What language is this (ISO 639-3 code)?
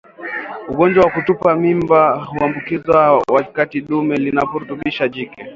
swa